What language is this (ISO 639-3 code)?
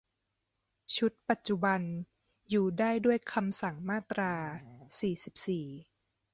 tha